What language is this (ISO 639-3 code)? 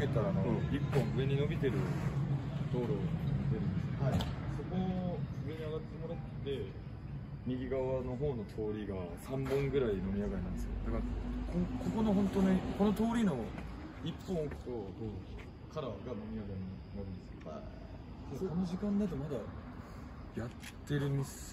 jpn